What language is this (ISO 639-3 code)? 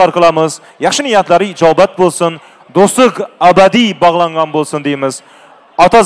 tur